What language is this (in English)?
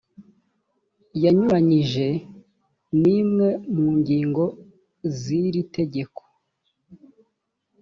Kinyarwanda